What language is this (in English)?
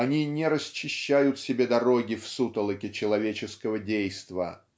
Russian